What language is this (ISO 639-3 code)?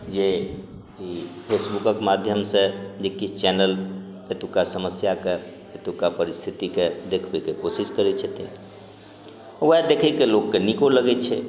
mai